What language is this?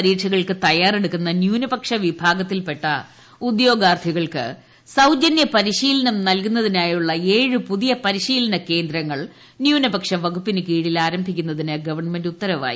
Malayalam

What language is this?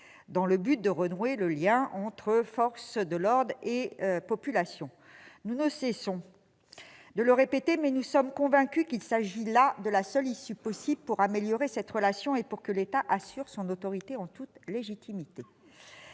French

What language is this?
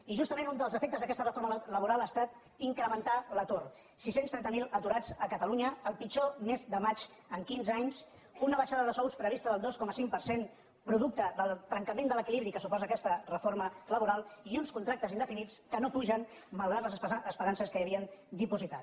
Catalan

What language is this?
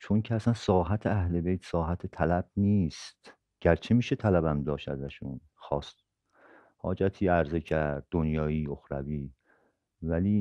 Persian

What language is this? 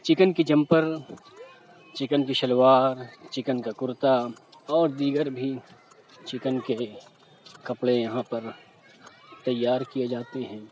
Urdu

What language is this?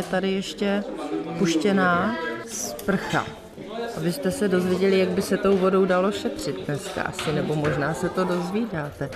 Czech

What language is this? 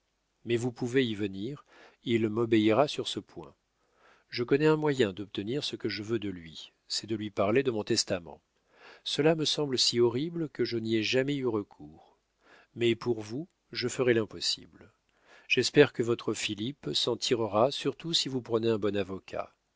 French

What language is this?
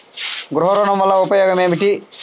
Telugu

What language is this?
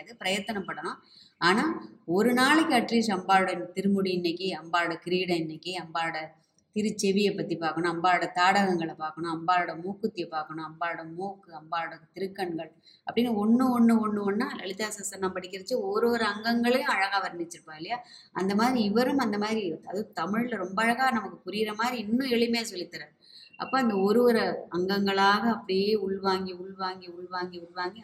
Tamil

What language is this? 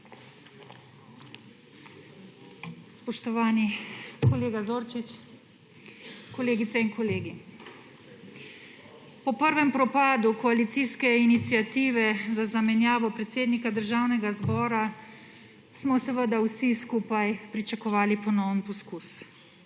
Slovenian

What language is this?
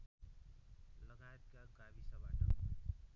Nepali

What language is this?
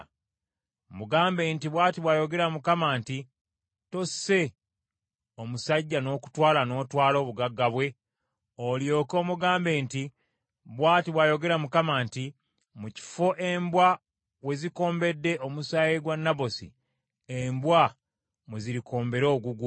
Ganda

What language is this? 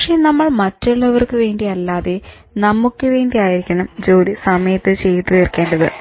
Malayalam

